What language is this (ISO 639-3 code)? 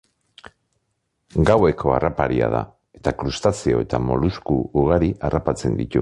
eus